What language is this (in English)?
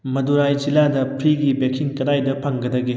Manipuri